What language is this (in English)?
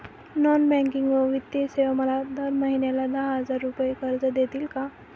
Marathi